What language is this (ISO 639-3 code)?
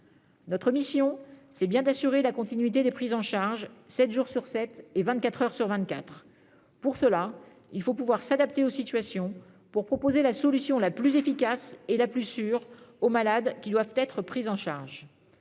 fra